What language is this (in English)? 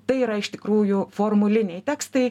Lithuanian